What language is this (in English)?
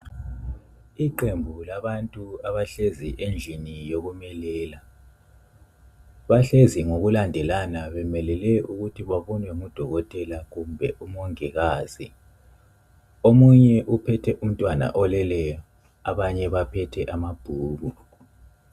North Ndebele